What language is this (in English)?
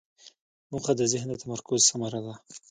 Pashto